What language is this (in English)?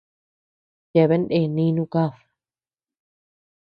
Tepeuxila Cuicatec